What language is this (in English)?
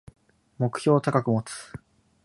Japanese